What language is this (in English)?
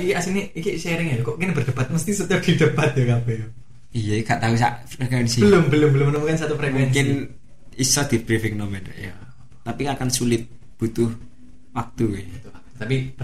Indonesian